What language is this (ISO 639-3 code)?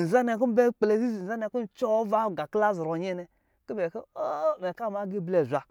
mgi